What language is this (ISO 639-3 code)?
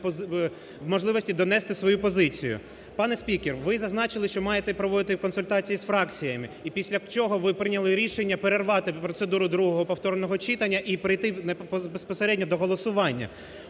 ukr